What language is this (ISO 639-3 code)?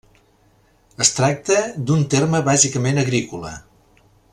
cat